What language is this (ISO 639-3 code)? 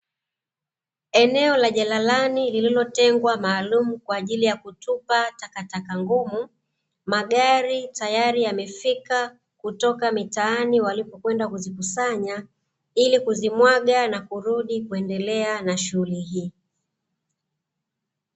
swa